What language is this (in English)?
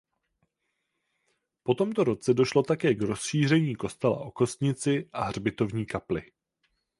Czech